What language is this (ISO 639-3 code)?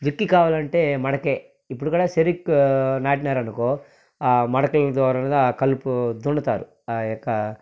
tel